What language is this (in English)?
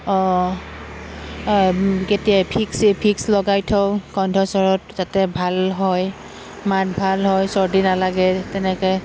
Assamese